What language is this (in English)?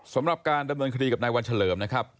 Thai